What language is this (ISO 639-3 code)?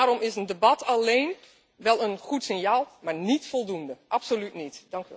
nld